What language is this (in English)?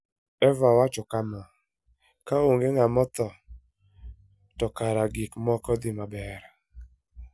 Luo (Kenya and Tanzania)